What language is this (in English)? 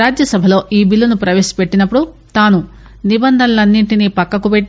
Telugu